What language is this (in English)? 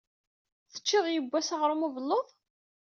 Kabyle